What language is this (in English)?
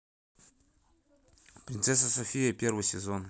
Russian